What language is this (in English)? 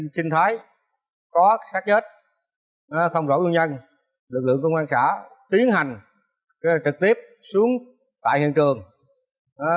Vietnamese